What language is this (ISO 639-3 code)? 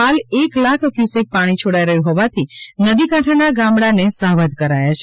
guj